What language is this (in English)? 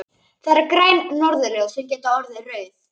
Icelandic